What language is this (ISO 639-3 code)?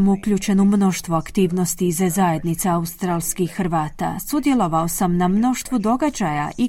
hrv